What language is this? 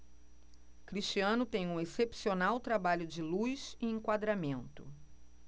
Portuguese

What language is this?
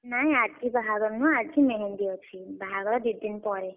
Odia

